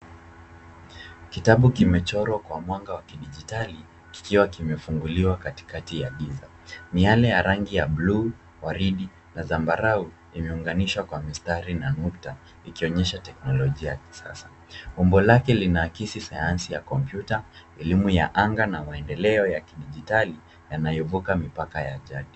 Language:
Swahili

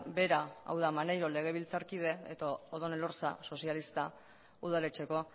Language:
Basque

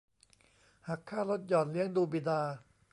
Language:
Thai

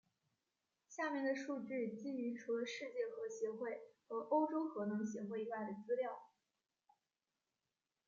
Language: Chinese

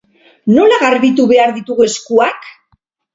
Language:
Basque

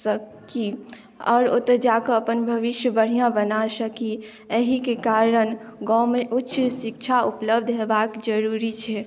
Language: Maithili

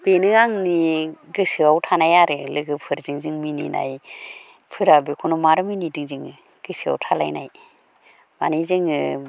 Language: Bodo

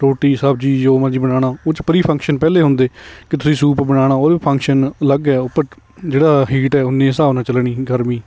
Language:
Punjabi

